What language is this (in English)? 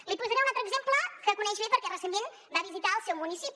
Catalan